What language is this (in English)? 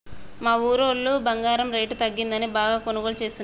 Telugu